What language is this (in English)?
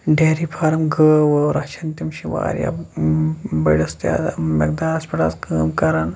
Kashmiri